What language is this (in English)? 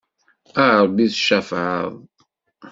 Kabyle